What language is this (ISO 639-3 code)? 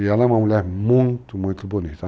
por